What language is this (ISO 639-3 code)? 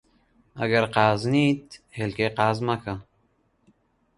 ckb